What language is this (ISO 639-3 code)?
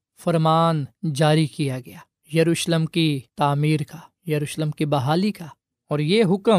urd